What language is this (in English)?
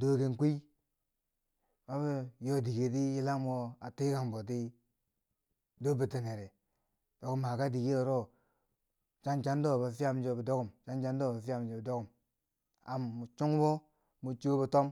Bangwinji